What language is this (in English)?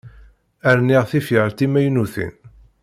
Kabyle